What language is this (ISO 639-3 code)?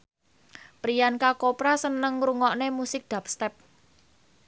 jav